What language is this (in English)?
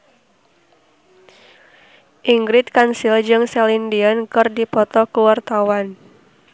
Sundanese